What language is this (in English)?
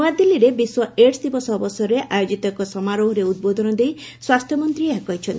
Odia